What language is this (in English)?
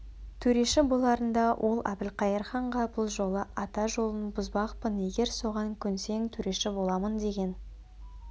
Kazakh